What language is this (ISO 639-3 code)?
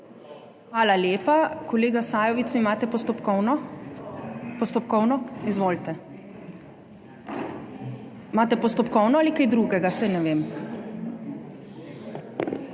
slv